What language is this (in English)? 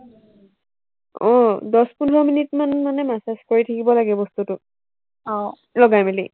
Assamese